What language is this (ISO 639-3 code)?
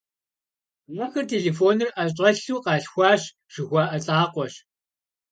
kbd